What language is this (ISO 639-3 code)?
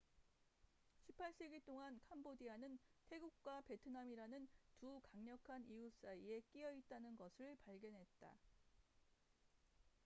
kor